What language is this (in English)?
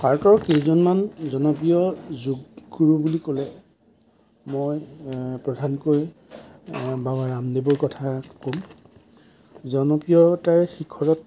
Assamese